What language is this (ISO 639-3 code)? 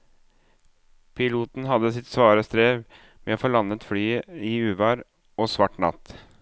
nor